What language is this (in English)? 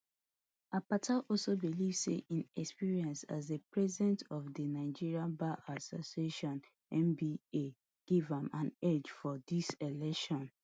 Nigerian Pidgin